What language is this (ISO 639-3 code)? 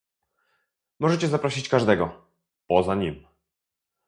pol